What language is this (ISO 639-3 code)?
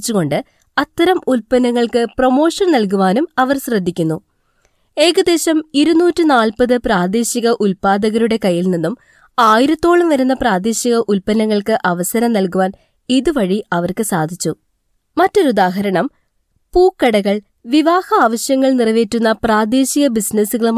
mal